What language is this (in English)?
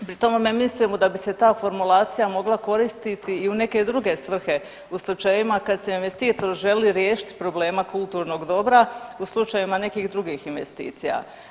Croatian